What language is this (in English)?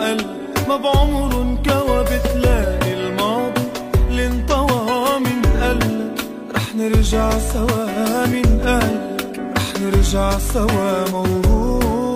Arabic